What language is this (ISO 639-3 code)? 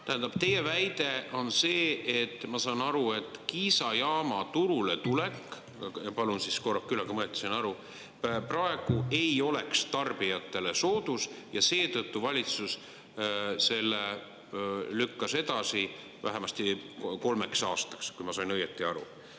est